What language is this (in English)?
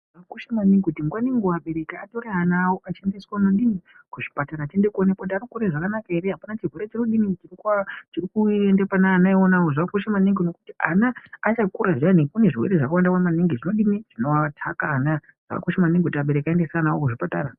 Ndau